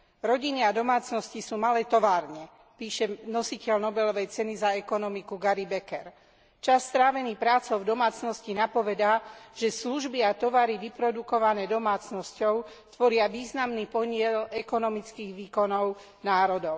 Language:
Slovak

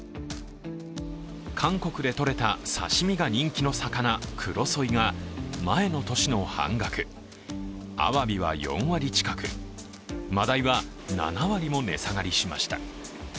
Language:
Japanese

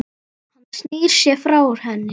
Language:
Icelandic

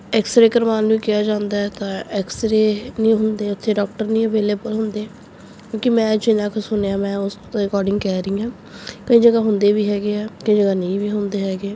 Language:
Punjabi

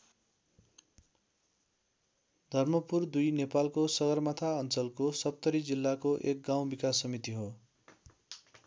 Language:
Nepali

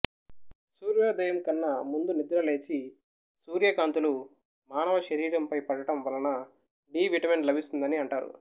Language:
Telugu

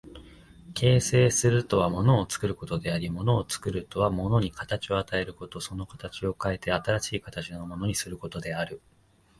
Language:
Japanese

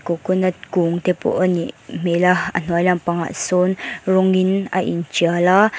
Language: Mizo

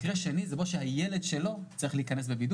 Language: Hebrew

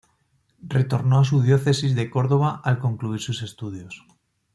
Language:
Spanish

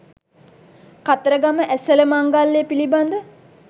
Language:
Sinhala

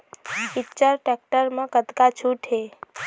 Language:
Chhattisgarhi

